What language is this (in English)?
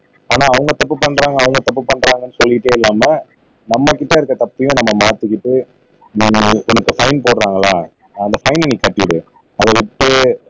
Tamil